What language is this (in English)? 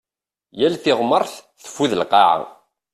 Kabyle